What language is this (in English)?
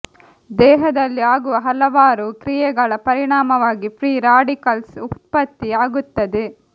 Kannada